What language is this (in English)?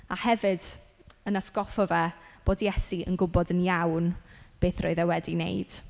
Welsh